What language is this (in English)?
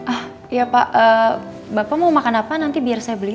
Indonesian